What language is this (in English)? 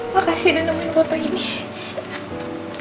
Indonesian